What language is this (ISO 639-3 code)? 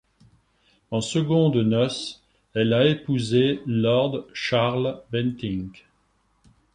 fra